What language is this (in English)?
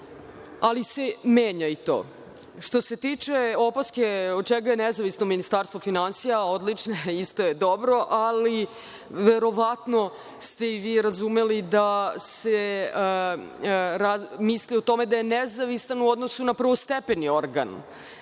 Serbian